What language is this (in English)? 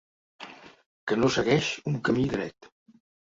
Catalan